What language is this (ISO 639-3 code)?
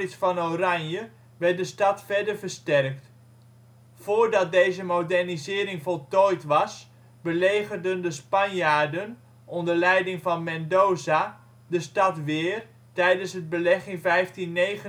nld